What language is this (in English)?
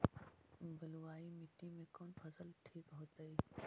Magahi